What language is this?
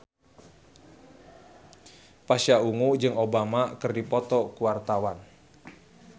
Sundanese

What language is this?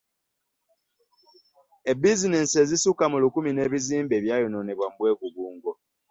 Ganda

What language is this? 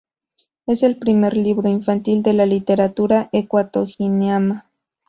Spanish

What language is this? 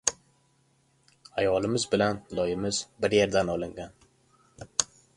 Uzbek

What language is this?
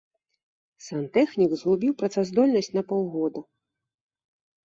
Belarusian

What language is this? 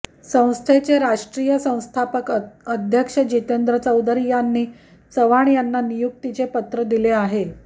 Marathi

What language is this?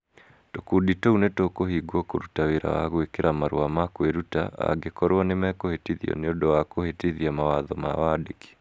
Kikuyu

